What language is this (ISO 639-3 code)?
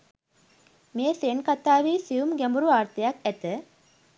sin